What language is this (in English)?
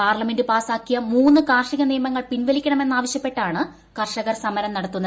Malayalam